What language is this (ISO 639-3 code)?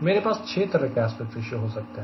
hin